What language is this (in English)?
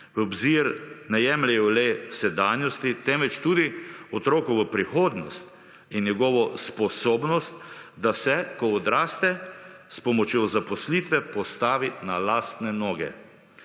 Slovenian